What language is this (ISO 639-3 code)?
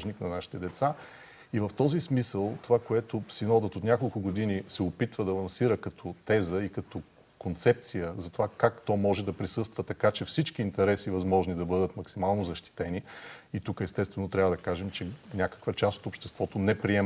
bul